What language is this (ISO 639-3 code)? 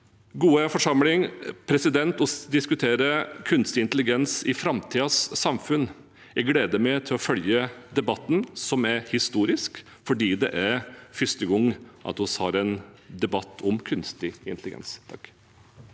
nor